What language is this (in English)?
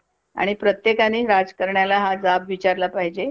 Marathi